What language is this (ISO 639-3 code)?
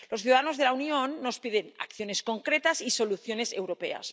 spa